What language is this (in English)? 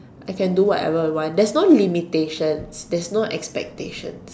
English